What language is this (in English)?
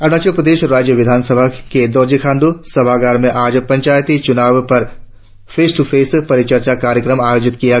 Hindi